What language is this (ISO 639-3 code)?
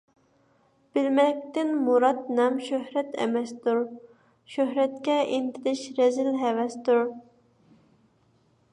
uig